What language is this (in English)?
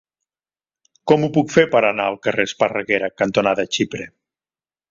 Catalan